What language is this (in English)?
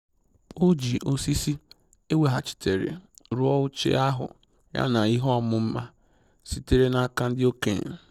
Igbo